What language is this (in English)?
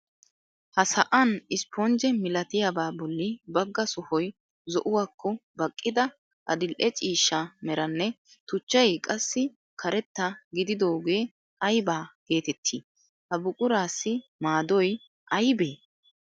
Wolaytta